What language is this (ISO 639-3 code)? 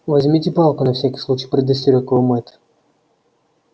rus